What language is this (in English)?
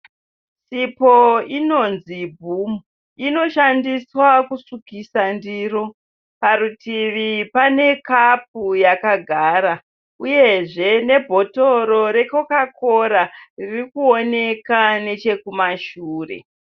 Shona